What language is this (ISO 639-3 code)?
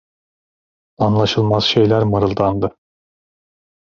tur